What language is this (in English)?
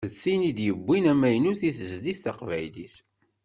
Kabyle